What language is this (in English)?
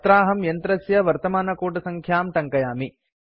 Sanskrit